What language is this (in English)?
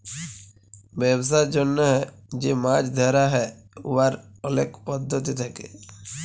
Bangla